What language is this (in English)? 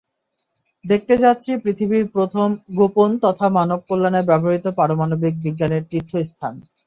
Bangla